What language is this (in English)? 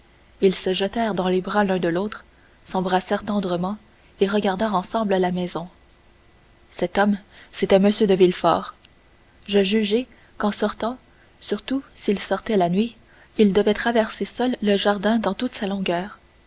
French